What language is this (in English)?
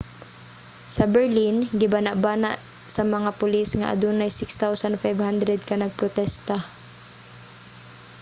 Cebuano